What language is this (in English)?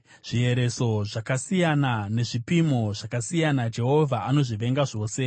Shona